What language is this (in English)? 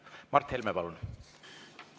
Estonian